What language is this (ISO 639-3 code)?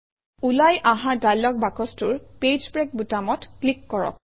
asm